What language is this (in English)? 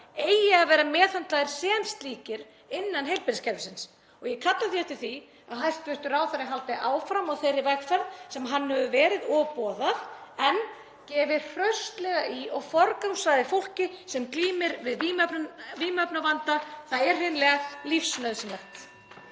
Icelandic